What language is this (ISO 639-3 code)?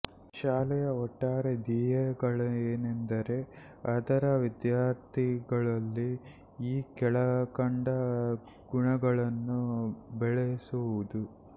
kan